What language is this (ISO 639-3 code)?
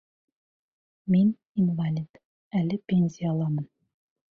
bak